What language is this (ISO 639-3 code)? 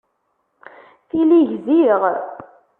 kab